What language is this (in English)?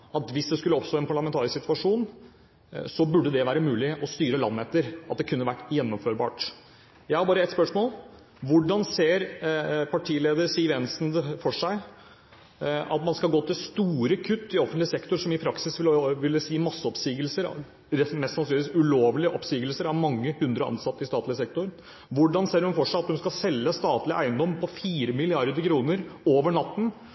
Norwegian Bokmål